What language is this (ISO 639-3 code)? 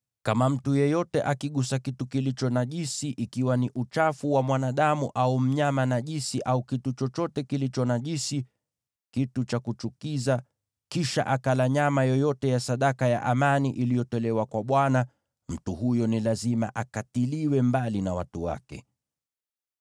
swa